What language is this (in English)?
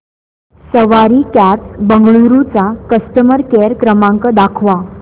Marathi